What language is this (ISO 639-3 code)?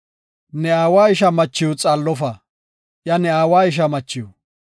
gof